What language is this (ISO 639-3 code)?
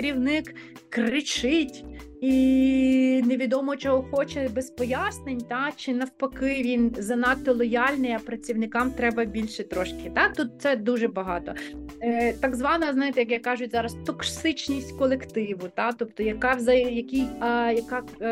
ukr